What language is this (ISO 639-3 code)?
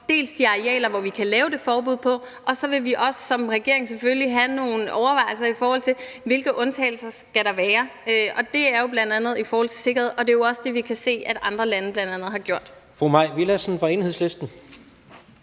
dan